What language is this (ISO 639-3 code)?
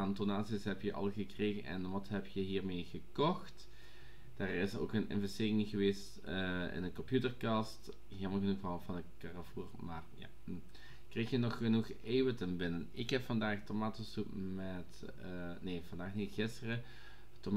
nld